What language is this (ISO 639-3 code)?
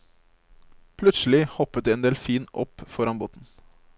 nor